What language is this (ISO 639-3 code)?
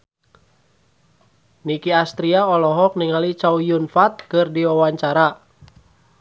sun